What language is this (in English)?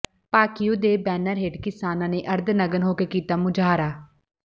Punjabi